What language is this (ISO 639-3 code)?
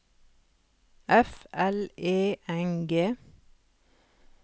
nor